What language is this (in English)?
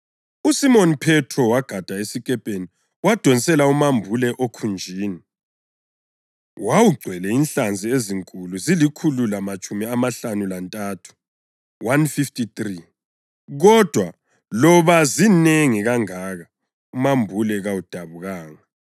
North Ndebele